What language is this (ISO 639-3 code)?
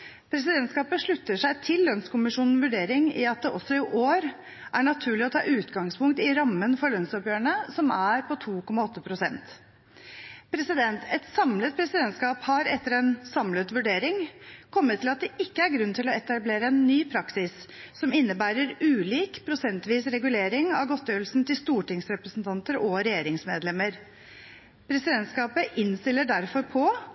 nob